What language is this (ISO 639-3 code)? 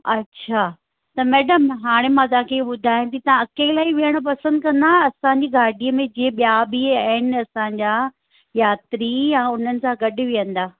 snd